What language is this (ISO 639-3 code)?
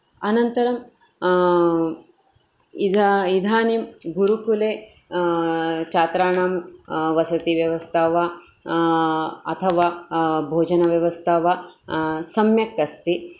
san